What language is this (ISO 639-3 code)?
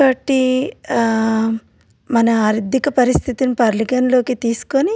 tel